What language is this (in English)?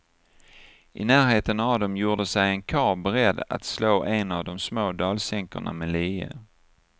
Swedish